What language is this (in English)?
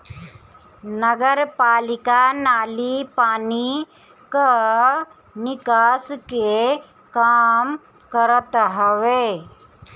Bhojpuri